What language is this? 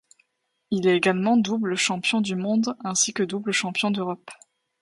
French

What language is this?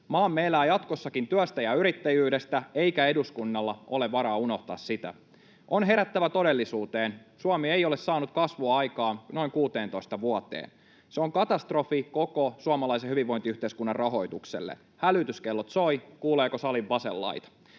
Finnish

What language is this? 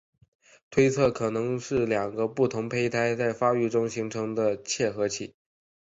Chinese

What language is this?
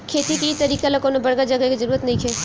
Bhojpuri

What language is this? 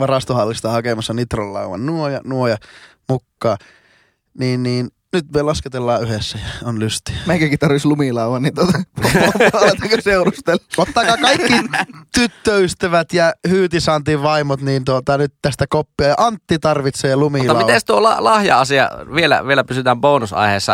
Finnish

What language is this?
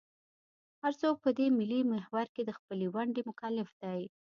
Pashto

